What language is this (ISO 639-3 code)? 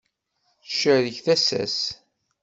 kab